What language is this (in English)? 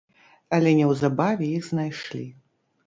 Belarusian